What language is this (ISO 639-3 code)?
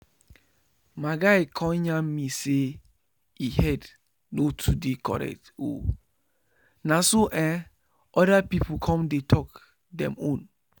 pcm